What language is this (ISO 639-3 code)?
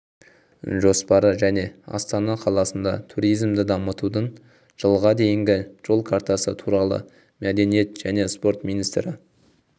kaz